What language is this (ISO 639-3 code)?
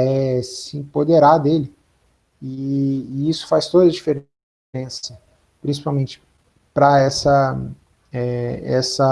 por